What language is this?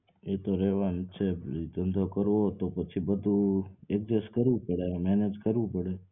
Gujarati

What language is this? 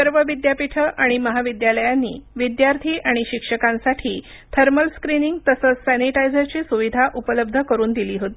Marathi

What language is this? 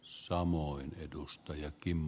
Finnish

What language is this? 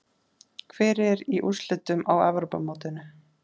Icelandic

